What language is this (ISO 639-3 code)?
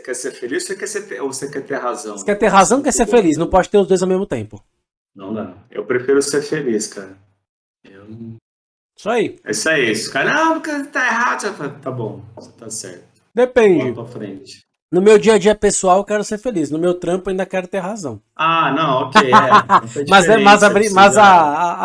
por